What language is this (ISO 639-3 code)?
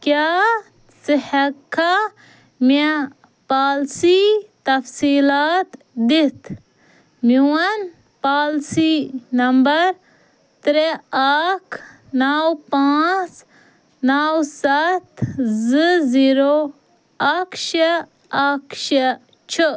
kas